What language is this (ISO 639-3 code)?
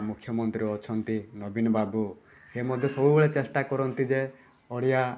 ori